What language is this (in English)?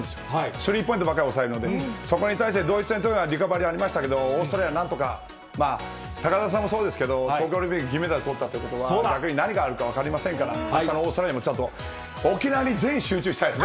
Japanese